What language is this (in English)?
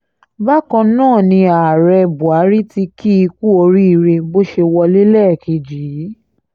Yoruba